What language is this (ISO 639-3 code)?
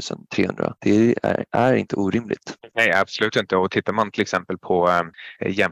swe